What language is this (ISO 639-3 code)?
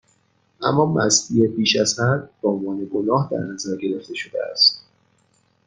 fas